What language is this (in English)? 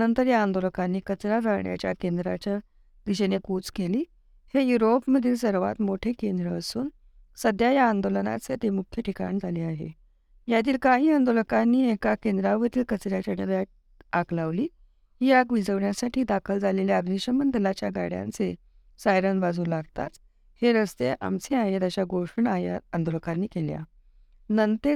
Marathi